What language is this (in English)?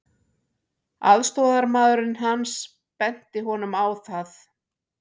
Icelandic